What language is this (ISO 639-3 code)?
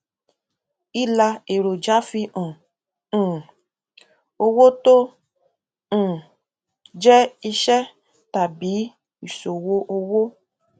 yor